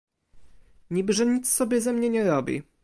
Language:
Polish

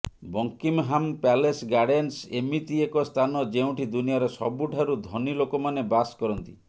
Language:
Odia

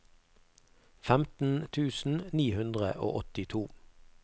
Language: Norwegian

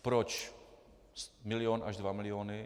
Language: Czech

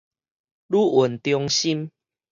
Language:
Min Nan Chinese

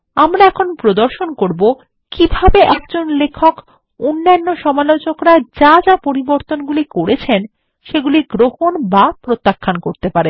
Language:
Bangla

